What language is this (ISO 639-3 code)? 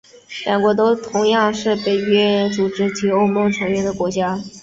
zho